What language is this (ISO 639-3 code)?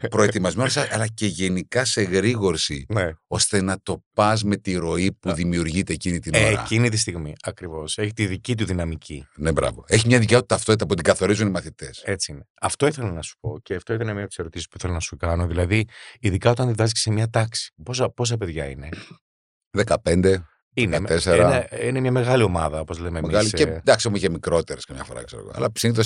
ell